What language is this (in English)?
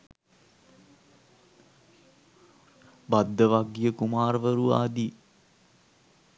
Sinhala